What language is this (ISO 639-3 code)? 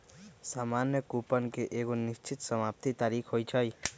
mag